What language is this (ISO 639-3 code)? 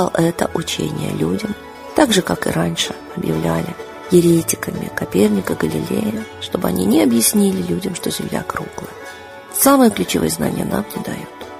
rus